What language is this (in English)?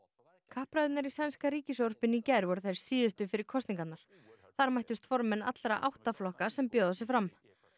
Icelandic